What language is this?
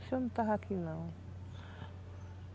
Portuguese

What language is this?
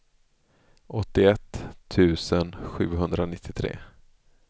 Swedish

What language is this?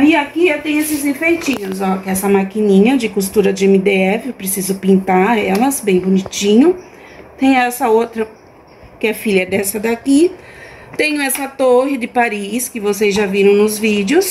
Portuguese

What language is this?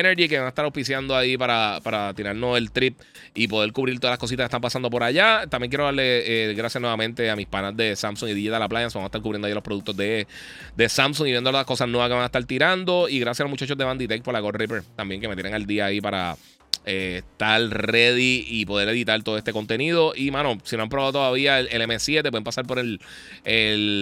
Spanish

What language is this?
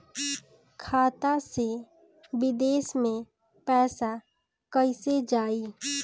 Bhojpuri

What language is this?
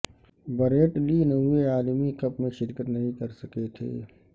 Urdu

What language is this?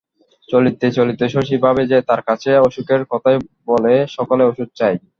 Bangla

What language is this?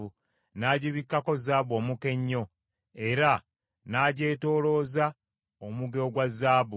Ganda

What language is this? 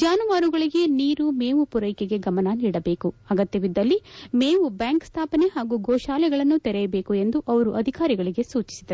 Kannada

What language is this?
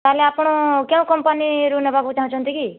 Odia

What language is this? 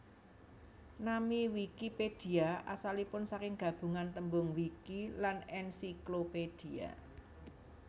Javanese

